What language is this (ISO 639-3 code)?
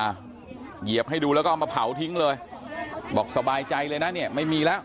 tha